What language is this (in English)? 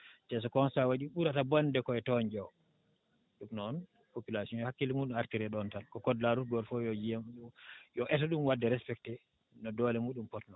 Fula